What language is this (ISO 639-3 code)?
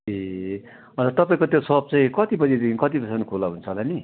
nep